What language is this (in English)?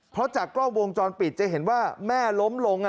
Thai